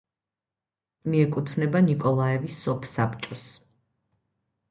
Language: Georgian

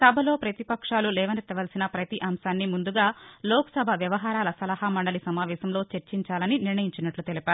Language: Telugu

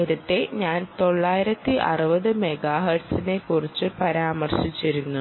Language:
Malayalam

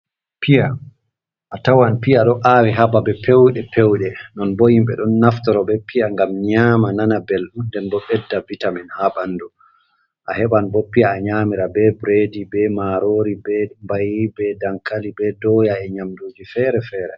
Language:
Fula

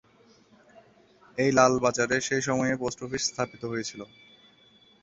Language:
Bangla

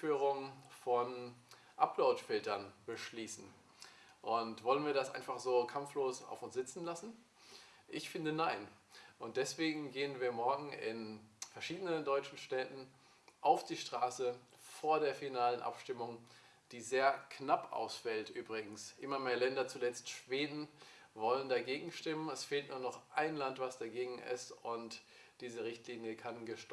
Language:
German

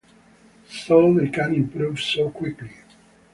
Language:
English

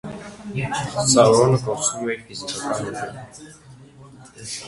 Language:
Armenian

